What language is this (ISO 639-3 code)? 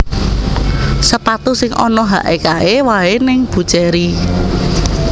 jav